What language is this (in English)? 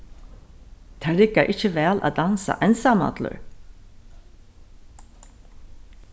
Faroese